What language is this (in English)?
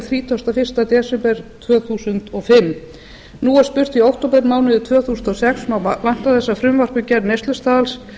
Icelandic